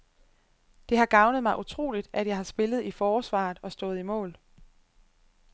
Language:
Danish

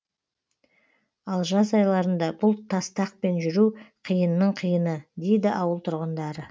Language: Kazakh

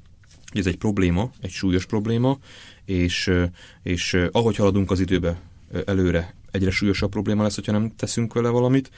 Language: Hungarian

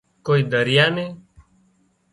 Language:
Wadiyara Koli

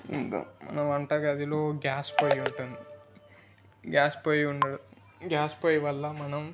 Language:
Telugu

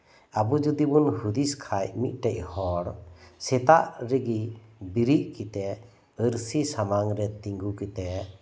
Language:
Santali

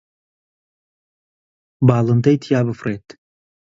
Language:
Central Kurdish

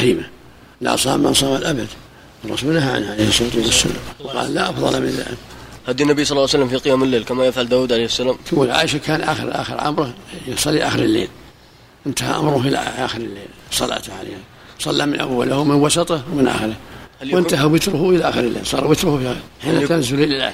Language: Arabic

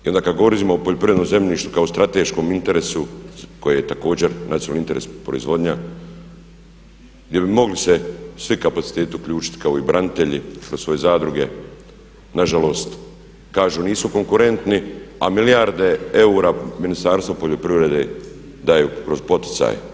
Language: Croatian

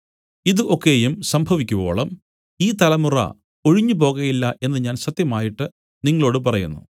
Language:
Malayalam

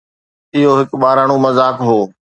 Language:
Sindhi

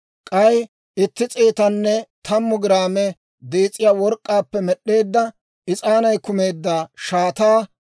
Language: Dawro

